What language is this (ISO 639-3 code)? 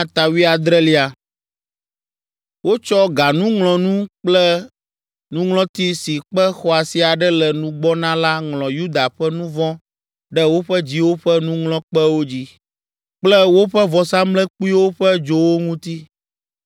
ewe